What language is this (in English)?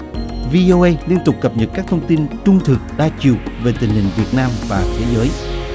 Vietnamese